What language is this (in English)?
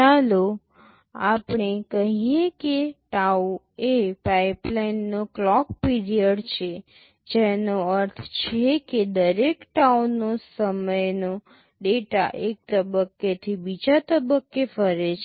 Gujarati